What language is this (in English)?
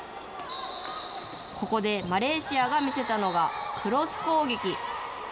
Japanese